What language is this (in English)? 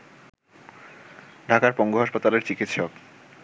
Bangla